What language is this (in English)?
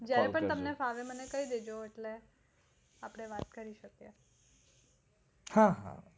Gujarati